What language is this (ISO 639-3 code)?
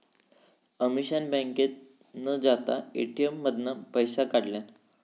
mar